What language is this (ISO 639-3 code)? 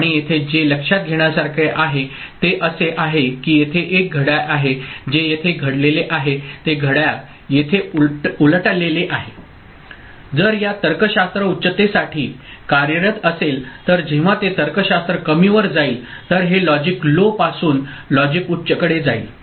mar